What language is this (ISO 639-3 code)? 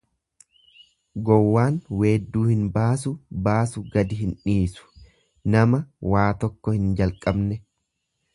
orm